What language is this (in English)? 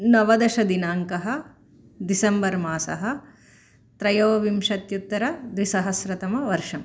Sanskrit